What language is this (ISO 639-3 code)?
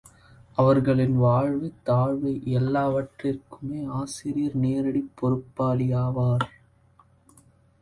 tam